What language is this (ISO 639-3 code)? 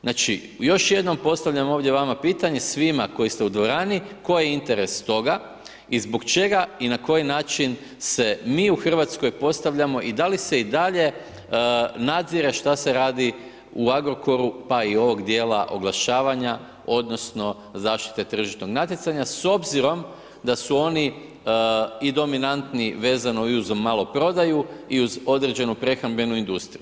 hrv